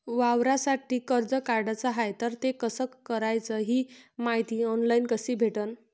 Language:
Marathi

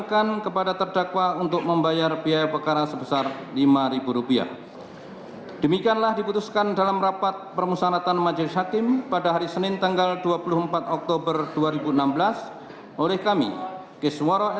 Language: Indonesian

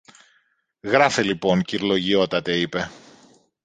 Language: Greek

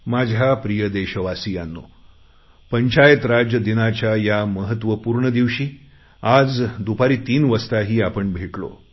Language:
Marathi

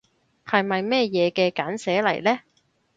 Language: Cantonese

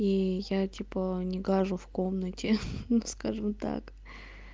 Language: Russian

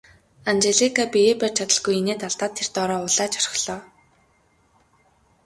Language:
Mongolian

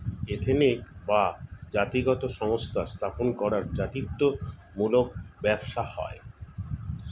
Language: Bangla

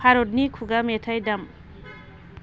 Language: Bodo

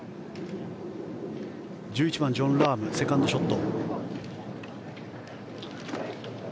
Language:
Japanese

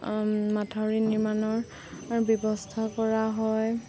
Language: Assamese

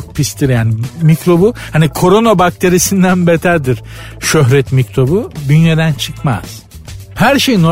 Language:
Turkish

